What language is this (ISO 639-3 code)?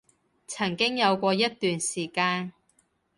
yue